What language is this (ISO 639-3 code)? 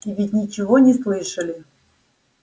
rus